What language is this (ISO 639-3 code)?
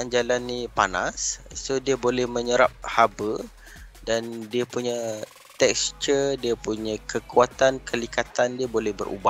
msa